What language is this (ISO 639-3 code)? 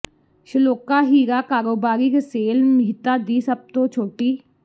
pan